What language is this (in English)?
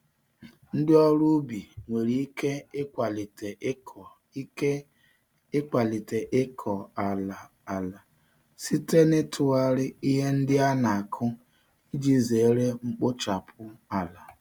Igbo